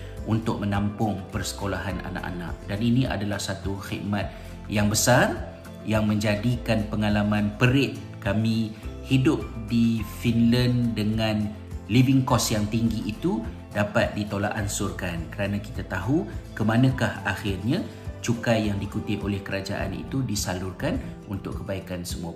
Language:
Malay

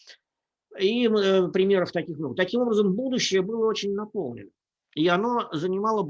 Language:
Russian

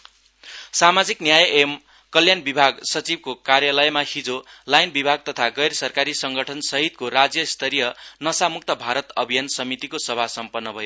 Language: Nepali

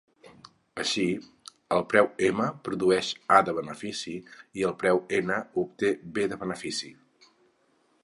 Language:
Catalan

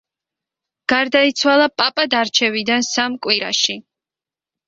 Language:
Georgian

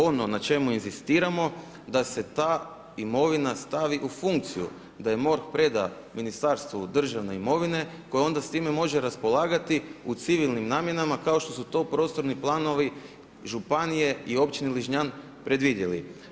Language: Croatian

